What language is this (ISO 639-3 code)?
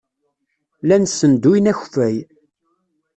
kab